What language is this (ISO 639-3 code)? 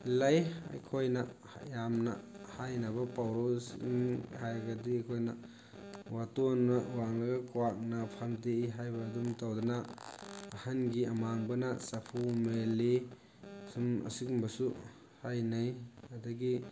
mni